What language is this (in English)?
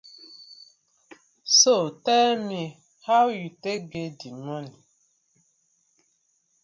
Nigerian Pidgin